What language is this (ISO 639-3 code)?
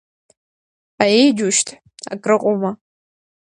abk